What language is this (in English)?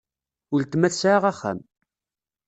Kabyle